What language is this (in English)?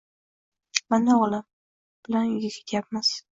Uzbek